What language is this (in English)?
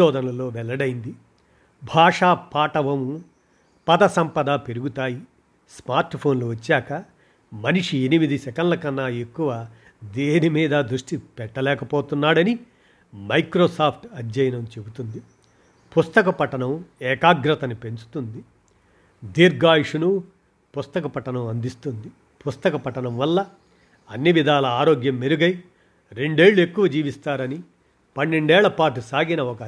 Telugu